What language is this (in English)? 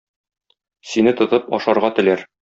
Tatar